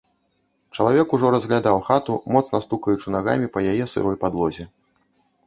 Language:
Belarusian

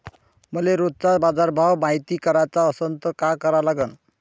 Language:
Marathi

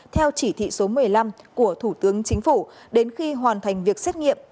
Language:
Vietnamese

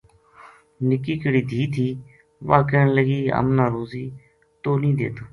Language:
Gujari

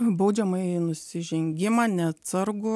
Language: Lithuanian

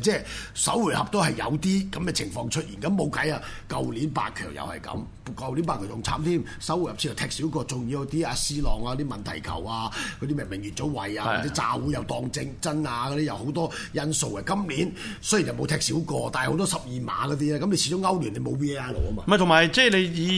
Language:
Chinese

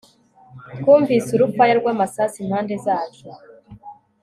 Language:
Kinyarwanda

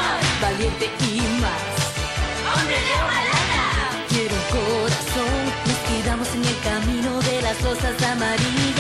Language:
Korean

